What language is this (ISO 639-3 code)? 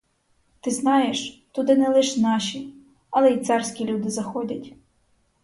ukr